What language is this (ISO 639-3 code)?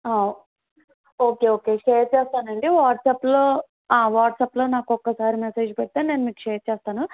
tel